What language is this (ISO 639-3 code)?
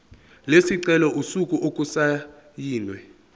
zul